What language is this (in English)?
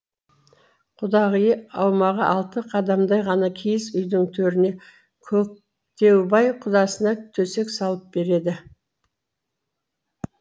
Kazakh